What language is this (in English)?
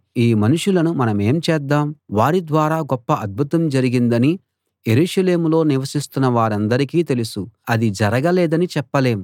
Telugu